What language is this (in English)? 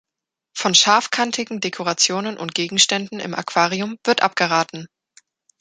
German